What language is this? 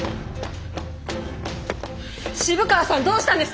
Japanese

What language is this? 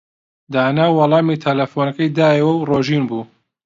Central Kurdish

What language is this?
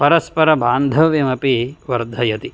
Sanskrit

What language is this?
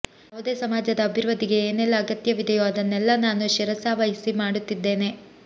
Kannada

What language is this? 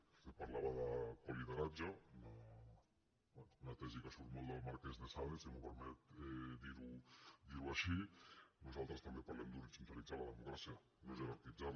Catalan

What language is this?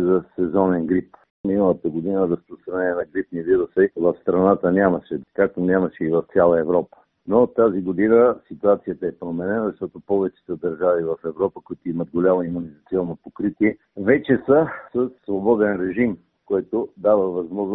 Bulgarian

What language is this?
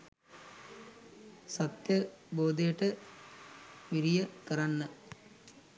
Sinhala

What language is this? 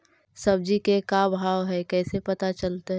Magahi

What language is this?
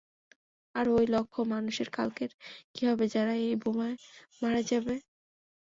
Bangla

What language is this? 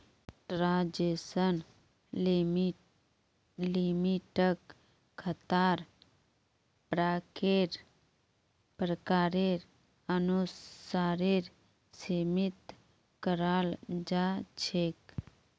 Magahi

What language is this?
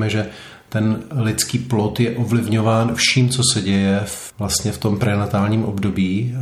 Czech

